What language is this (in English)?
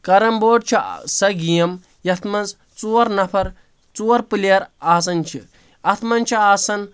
Kashmiri